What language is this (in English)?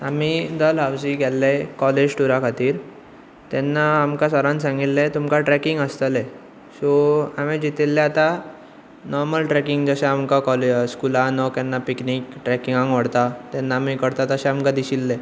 Konkani